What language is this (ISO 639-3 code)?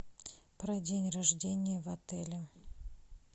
rus